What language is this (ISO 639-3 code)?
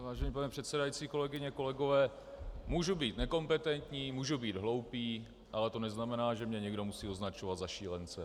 ces